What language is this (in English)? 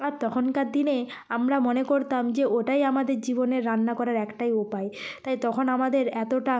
Bangla